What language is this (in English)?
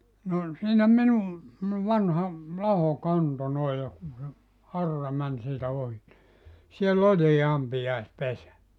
Finnish